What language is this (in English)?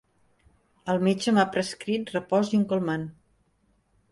Catalan